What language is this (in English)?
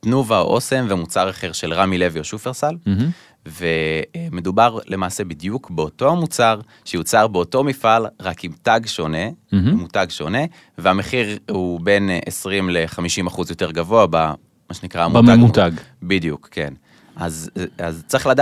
Hebrew